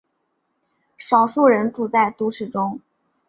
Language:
Chinese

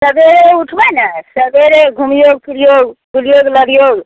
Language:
Maithili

